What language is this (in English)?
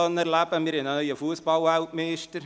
Swiss German